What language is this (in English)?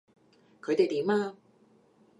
Cantonese